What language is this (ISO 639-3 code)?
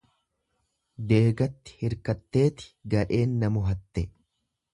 orm